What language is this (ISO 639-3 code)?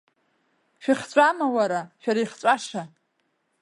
abk